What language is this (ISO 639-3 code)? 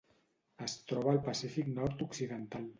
cat